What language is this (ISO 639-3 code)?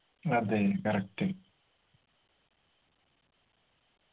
mal